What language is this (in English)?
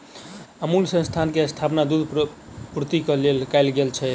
Maithili